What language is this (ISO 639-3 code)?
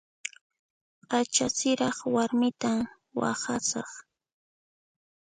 qxp